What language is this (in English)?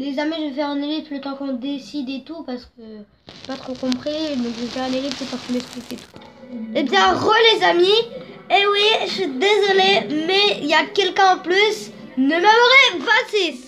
French